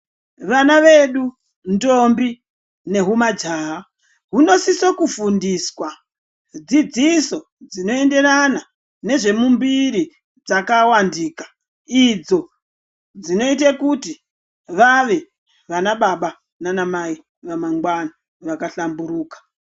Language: Ndau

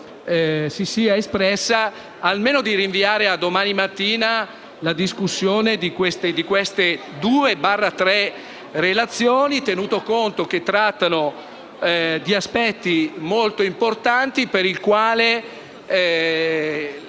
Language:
Italian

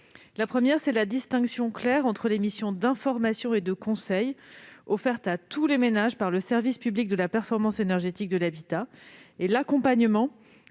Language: French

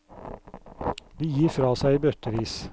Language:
Norwegian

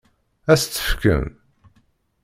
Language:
Kabyle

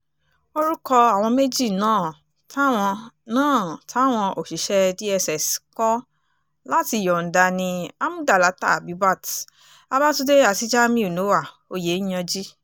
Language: Yoruba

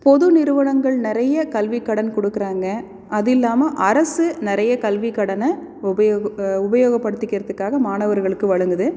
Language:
Tamil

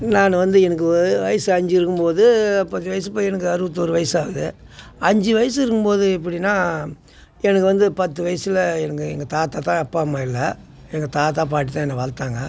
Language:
Tamil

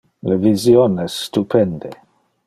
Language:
Interlingua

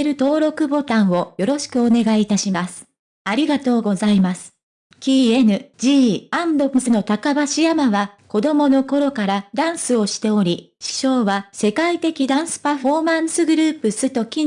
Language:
Japanese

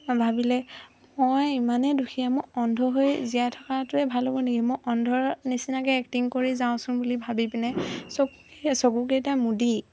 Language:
Assamese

